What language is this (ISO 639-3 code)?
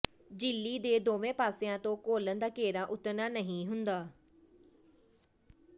pan